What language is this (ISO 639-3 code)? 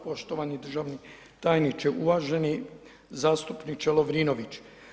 hrv